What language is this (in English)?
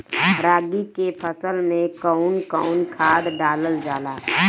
Bhojpuri